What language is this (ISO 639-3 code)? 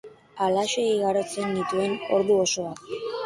eus